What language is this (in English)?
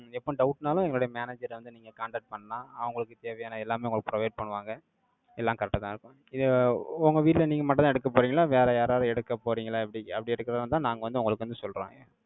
Tamil